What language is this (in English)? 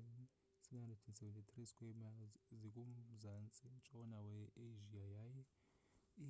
Xhosa